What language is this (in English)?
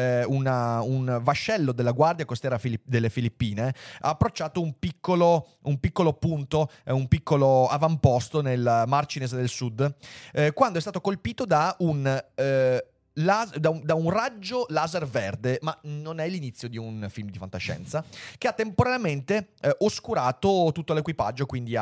Italian